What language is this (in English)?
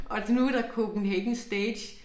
Danish